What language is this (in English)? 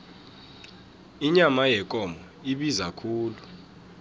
South Ndebele